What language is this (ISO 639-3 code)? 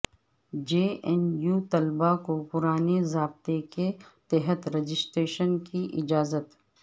urd